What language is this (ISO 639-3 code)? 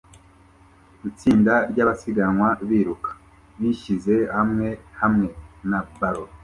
kin